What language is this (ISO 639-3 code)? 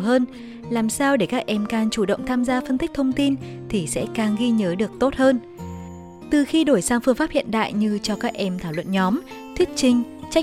vie